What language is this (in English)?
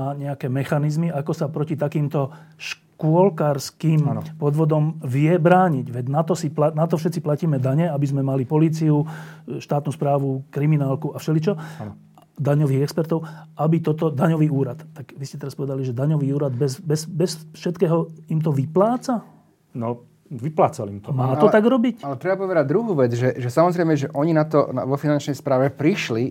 Slovak